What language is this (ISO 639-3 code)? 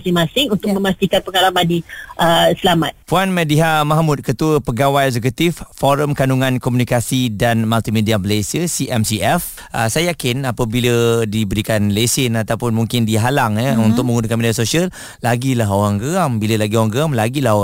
msa